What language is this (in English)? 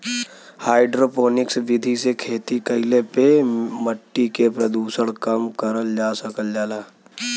Bhojpuri